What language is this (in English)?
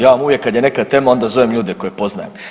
Croatian